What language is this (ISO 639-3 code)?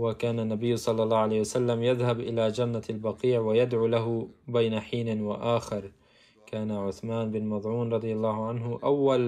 ara